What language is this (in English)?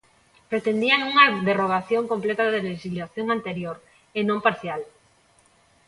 Galician